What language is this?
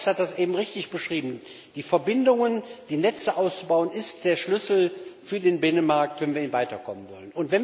German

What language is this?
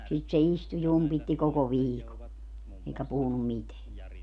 Finnish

